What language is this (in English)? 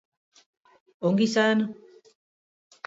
Basque